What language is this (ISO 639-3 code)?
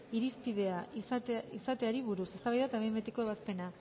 eus